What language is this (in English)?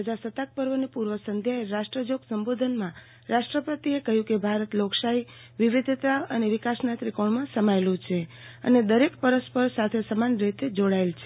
Gujarati